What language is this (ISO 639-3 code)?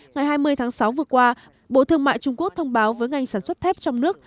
vie